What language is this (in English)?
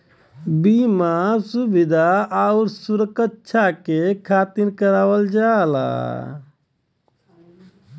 Bhojpuri